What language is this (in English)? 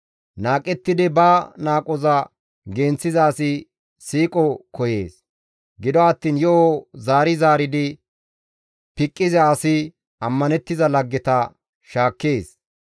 Gamo